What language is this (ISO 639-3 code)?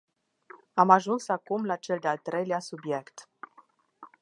ron